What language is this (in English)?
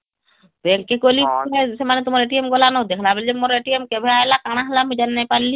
Odia